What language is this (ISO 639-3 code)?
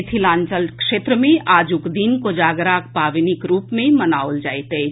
mai